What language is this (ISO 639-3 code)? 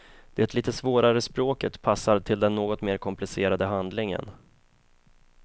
swe